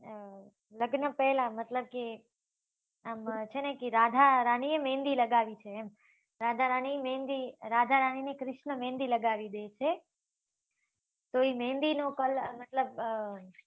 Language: Gujarati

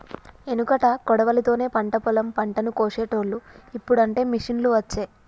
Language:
Telugu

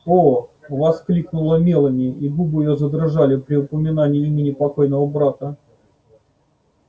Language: Russian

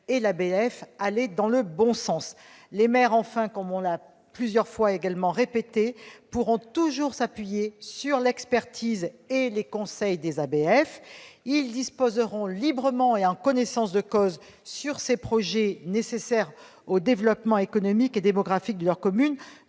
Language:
French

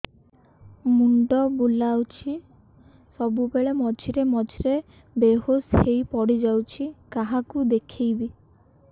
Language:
Odia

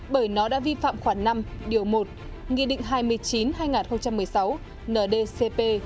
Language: Vietnamese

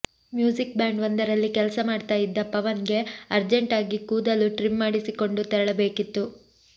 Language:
Kannada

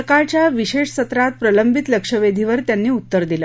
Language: Marathi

